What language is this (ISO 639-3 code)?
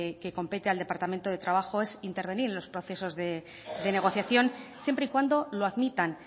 spa